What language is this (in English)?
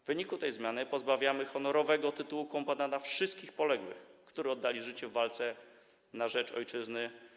Polish